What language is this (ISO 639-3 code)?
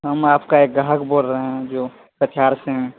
urd